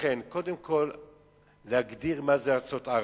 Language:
Hebrew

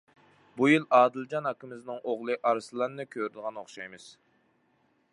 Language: Uyghur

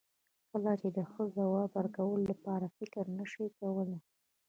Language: Pashto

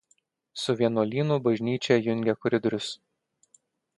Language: Lithuanian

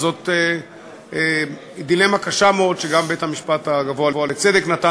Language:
Hebrew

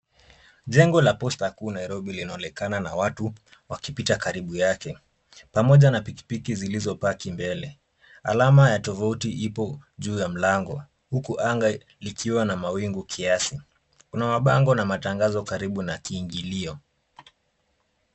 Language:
Swahili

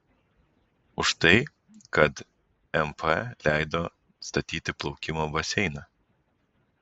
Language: Lithuanian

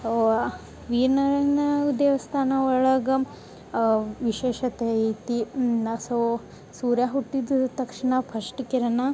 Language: Kannada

